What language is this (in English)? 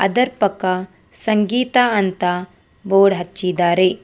Kannada